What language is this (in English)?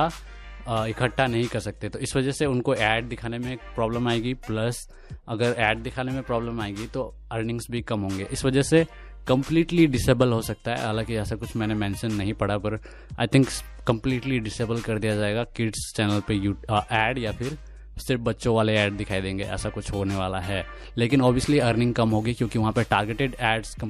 Hindi